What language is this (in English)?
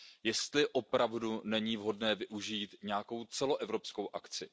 Czech